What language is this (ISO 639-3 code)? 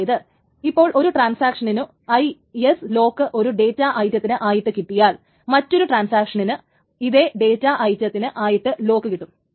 mal